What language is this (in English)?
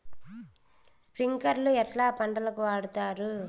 Telugu